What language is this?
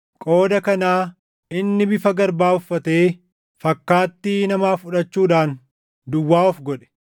Oromo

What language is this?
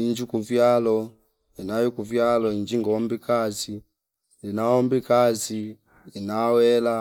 Fipa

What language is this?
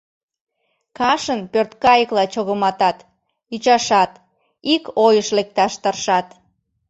Mari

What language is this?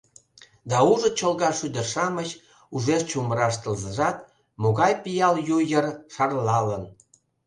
Mari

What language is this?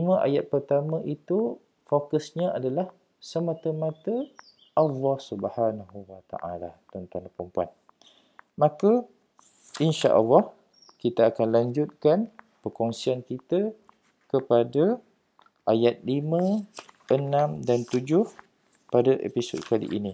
Malay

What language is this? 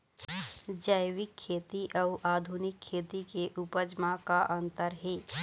Chhattisgarhi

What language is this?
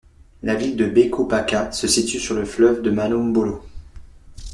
French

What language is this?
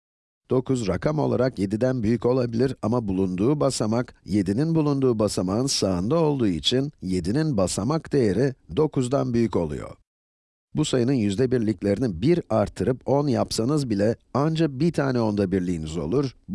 Turkish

